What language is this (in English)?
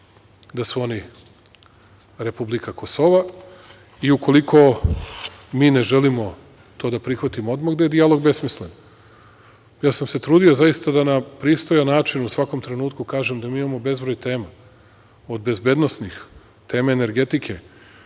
Serbian